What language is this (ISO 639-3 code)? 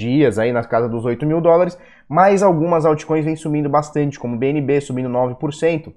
por